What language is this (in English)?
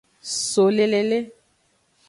Aja (Benin)